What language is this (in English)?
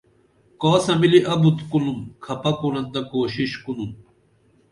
Dameli